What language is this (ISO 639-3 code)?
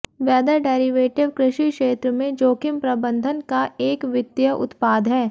hin